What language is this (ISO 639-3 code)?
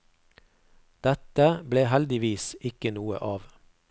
nor